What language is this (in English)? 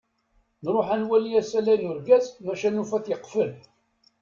Kabyle